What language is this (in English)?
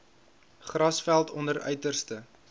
Afrikaans